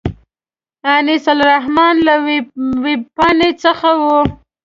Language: Pashto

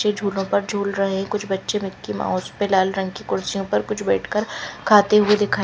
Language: Hindi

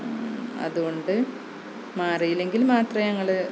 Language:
Malayalam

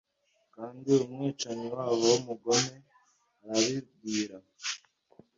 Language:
Kinyarwanda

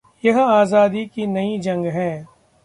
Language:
Hindi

